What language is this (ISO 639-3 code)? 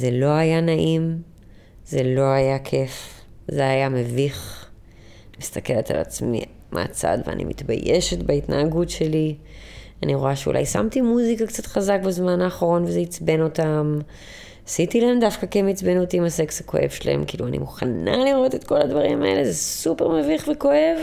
heb